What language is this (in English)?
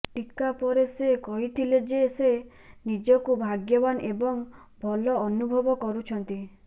Odia